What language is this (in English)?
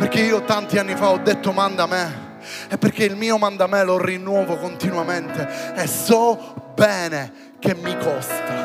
Italian